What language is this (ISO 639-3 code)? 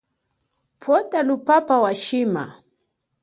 cjk